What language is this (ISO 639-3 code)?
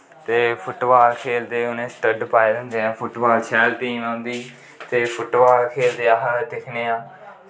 doi